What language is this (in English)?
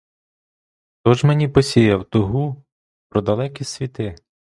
Ukrainian